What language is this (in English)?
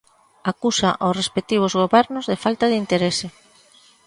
Galician